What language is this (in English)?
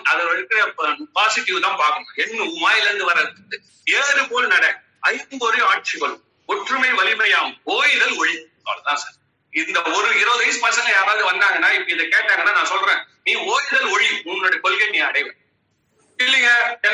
Tamil